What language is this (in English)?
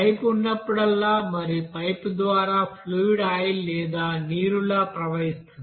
Telugu